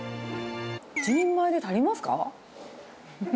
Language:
Japanese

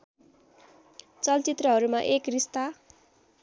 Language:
Nepali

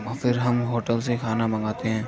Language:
Urdu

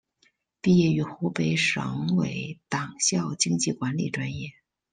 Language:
Chinese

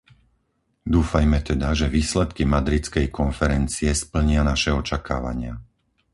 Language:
Slovak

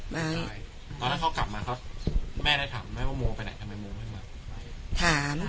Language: Thai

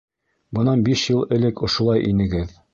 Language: Bashkir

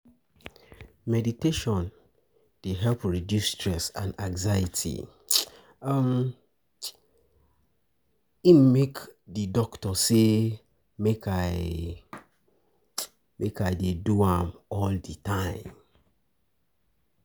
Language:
Nigerian Pidgin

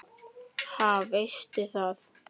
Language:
Icelandic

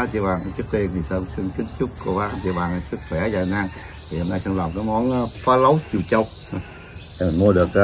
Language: Vietnamese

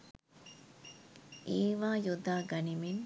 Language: Sinhala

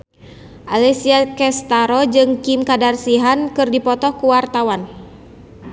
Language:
Sundanese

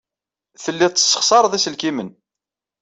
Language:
Kabyle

